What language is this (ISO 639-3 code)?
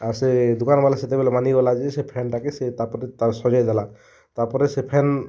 ori